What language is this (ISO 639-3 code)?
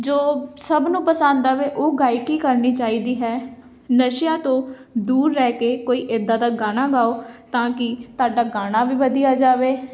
pan